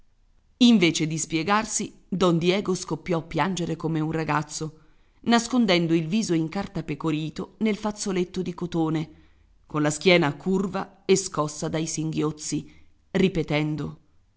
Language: Italian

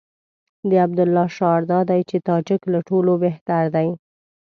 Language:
Pashto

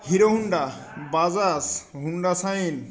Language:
Bangla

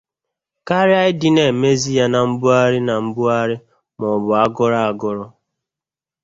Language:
Igbo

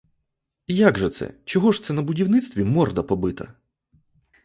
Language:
Ukrainian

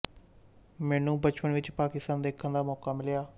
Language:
Punjabi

